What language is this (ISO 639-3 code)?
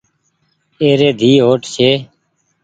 gig